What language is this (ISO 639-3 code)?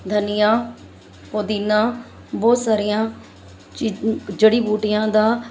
pan